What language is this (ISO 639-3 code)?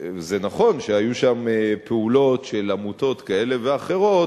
heb